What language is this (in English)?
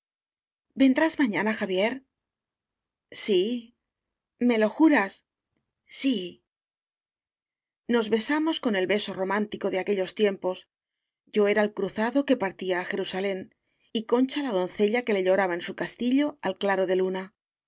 Spanish